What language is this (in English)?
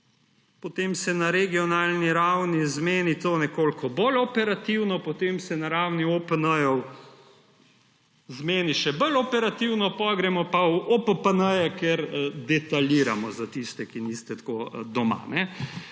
Slovenian